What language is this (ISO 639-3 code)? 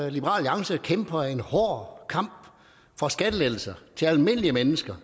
dan